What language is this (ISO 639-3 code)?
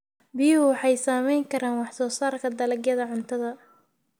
som